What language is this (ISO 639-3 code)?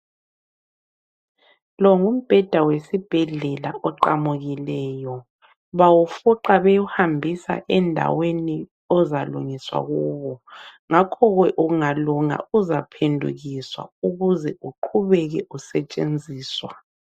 nde